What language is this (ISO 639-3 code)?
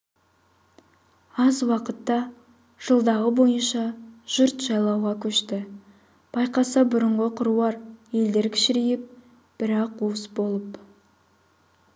kaz